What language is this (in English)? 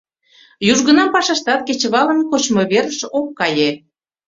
Mari